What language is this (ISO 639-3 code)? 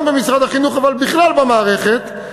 heb